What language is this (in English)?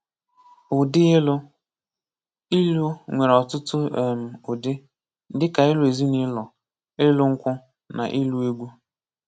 Igbo